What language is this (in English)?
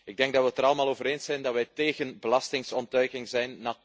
Dutch